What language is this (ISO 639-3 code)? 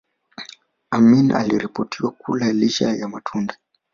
swa